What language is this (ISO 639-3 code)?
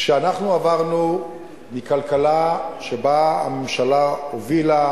heb